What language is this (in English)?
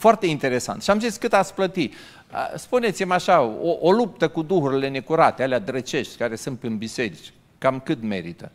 Romanian